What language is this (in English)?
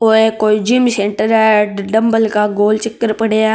Marwari